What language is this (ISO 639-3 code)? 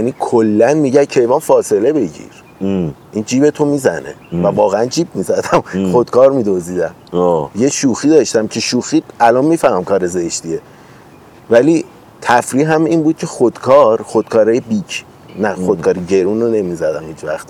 fas